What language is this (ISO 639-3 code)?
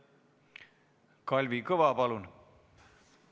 est